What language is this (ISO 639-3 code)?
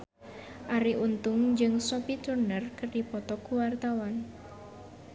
sun